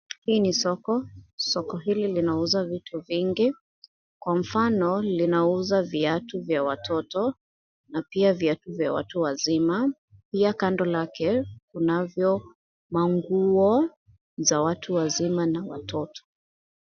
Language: Swahili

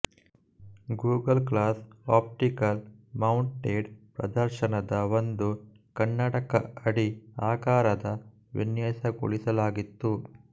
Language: Kannada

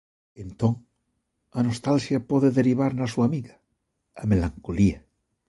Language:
Galician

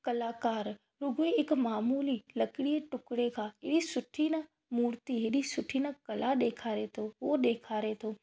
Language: Sindhi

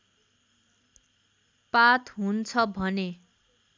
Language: Nepali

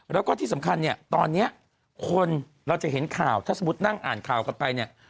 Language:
Thai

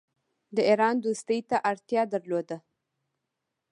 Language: Pashto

